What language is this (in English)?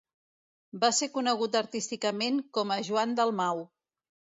Catalan